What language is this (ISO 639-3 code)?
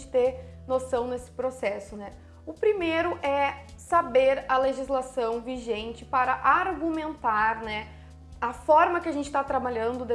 por